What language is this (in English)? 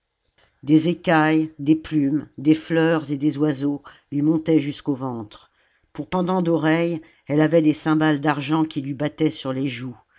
French